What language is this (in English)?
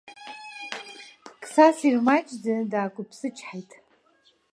Abkhazian